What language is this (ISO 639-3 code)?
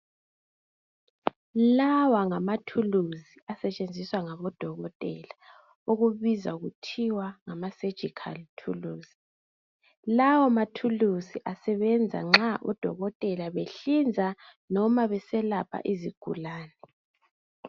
nde